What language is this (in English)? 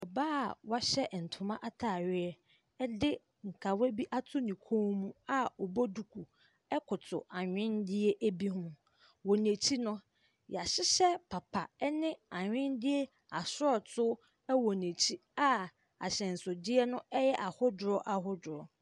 Akan